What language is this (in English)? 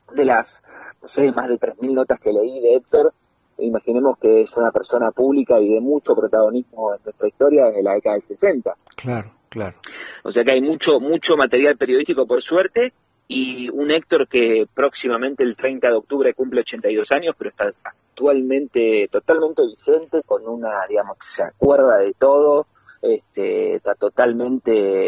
Spanish